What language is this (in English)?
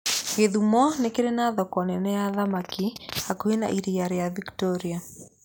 Kikuyu